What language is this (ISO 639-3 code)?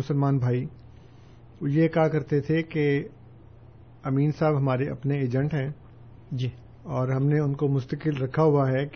urd